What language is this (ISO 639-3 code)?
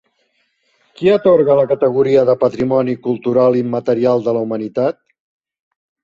cat